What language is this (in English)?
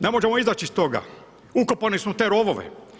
Croatian